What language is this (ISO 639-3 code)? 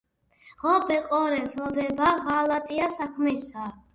kat